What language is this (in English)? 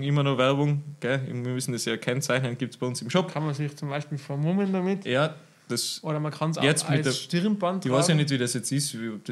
German